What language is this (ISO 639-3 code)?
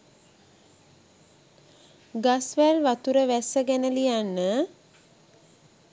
sin